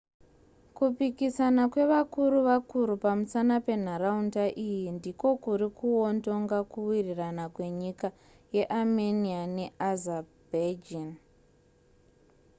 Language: Shona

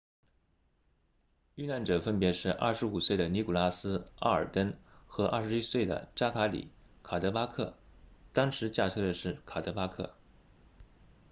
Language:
Chinese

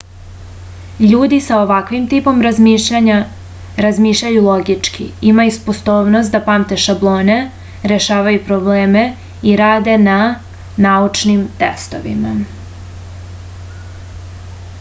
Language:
Serbian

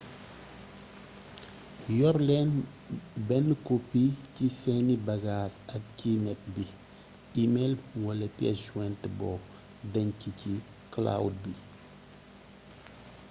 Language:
Wolof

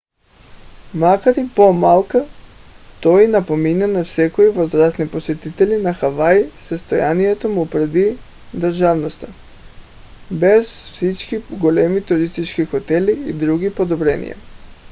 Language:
Bulgarian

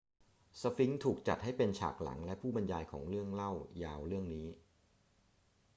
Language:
Thai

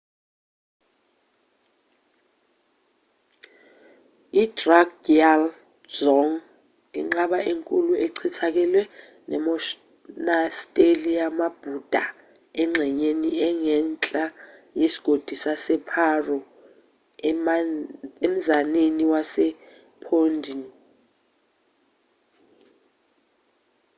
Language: Zulu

